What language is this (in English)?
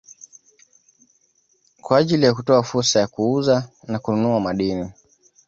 Swahili